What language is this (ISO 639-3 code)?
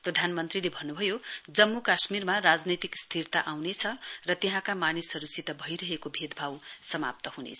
nep